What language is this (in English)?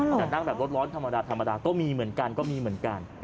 Thai